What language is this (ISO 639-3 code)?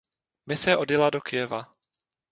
ces